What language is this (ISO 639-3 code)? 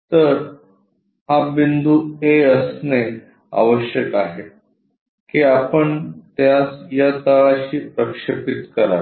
mar